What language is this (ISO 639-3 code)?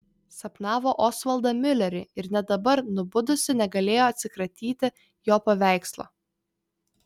lit